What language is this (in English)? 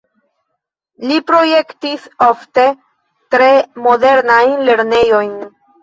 Esperanto